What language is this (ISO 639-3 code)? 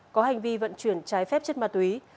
vie